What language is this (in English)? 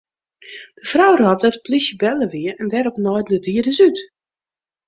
Western Frisian